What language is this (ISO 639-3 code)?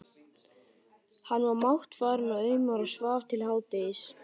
isl